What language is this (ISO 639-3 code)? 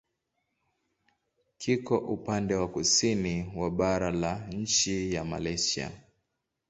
swa